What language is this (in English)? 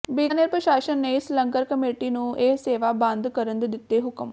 Punjabi